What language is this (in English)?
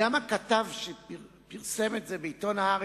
Hebrew